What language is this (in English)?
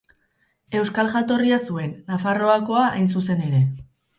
Basque